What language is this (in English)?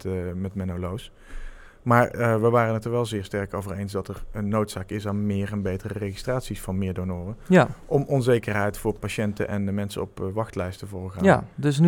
Dutch